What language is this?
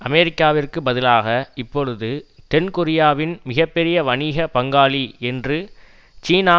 Tamil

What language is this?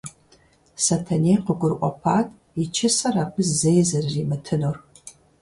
Kabardian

